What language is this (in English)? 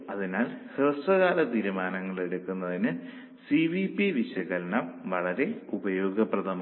Malayalam